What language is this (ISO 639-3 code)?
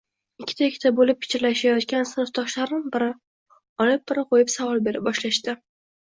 uzb